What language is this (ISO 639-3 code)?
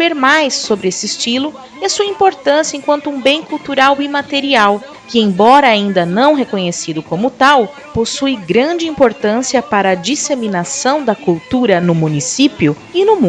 por